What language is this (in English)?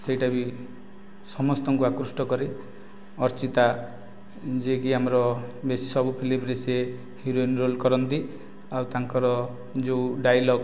Odia